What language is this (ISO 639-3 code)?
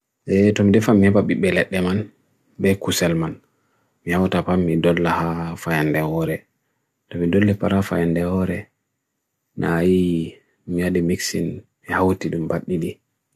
fui